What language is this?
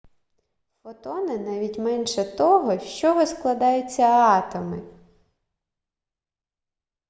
Ukrainian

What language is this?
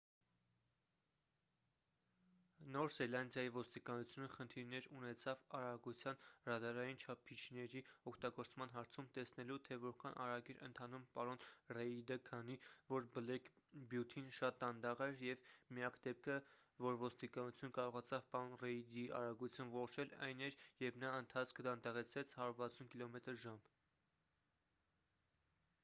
Armenian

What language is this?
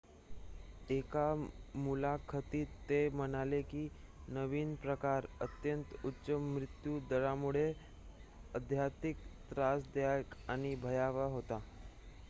Marathi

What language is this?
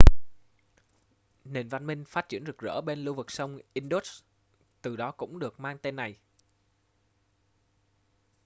Vietnamese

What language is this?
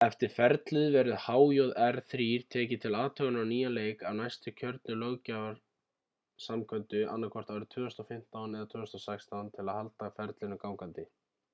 Icelandic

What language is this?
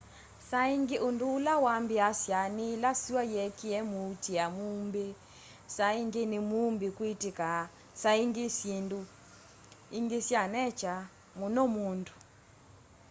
Kamba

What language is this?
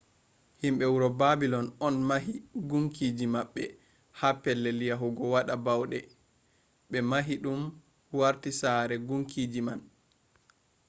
Fula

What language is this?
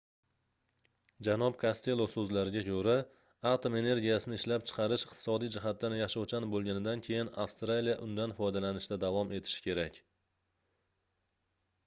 Uzbek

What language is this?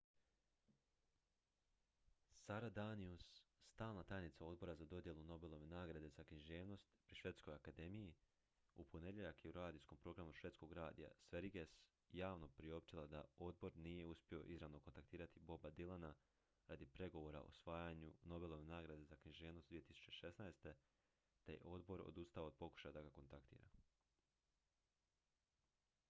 Croatian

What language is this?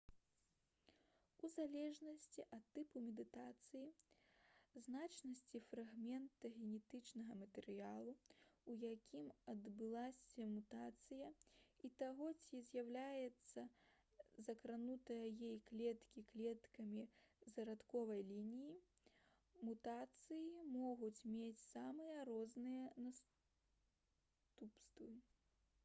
Belarusian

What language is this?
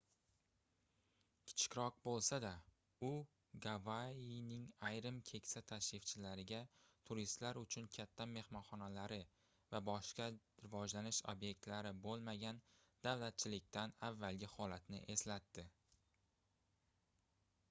Uzbek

